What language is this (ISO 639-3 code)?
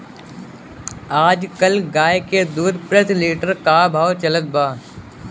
bho